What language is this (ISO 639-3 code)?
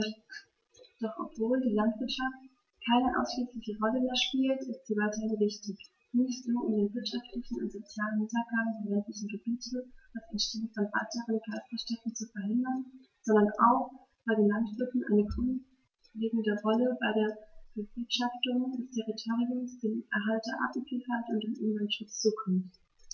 deu